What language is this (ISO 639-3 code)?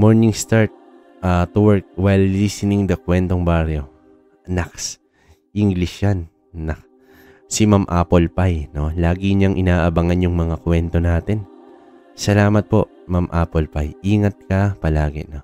fil